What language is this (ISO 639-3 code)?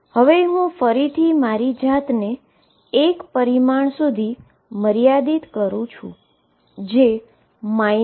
guj